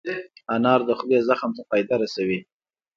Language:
Pashto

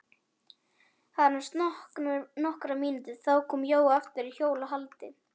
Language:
Icelandic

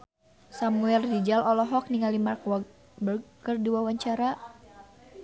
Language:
Sundanese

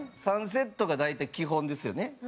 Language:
Japanese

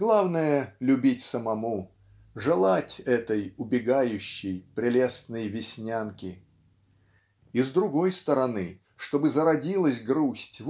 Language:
Russian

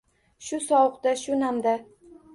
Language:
Uzbek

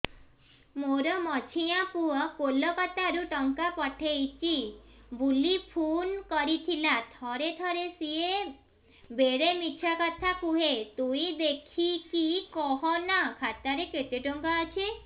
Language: Odia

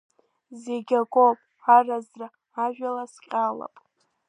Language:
Abkhazian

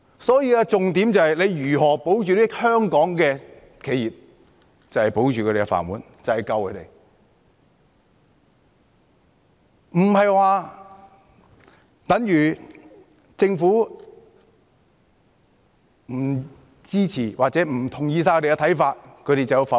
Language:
Cantonese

